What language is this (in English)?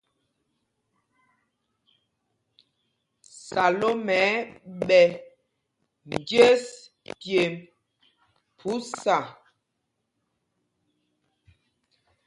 Mpumpong